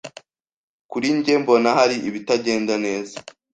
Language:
Kinyarwanda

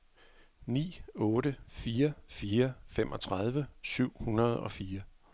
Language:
Danish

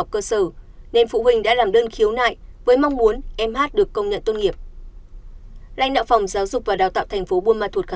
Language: Vietnamese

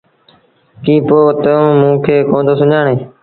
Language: Sindhi Bhil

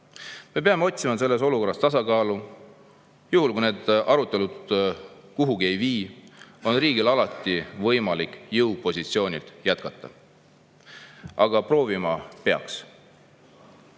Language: Estonian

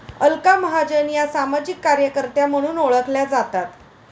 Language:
Marathi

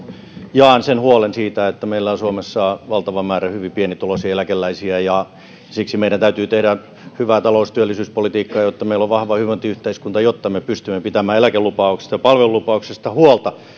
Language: Finnish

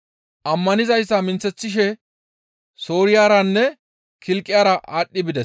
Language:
Gamo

